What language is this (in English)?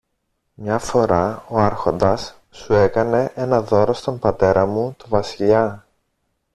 Greek